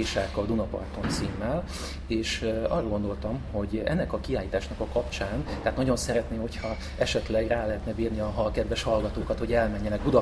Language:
Hungarian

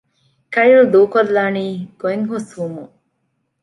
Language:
Divehi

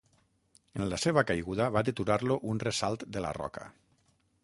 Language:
Catalan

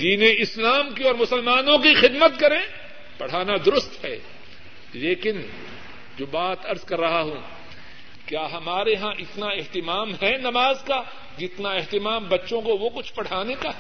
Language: Urdu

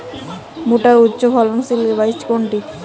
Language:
Bangla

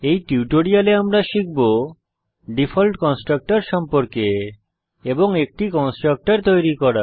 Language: Bangla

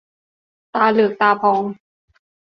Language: Thai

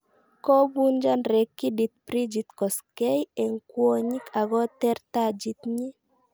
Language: Kalenjin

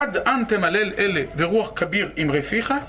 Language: Hebrew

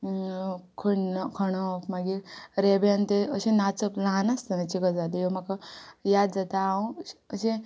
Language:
Konkani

